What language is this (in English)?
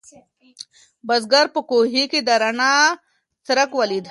Pashto